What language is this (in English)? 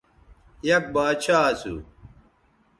Bateri